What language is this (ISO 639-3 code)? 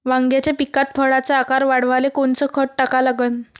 mar